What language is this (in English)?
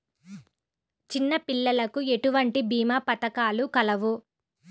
Telugu